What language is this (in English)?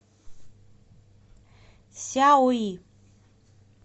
Russian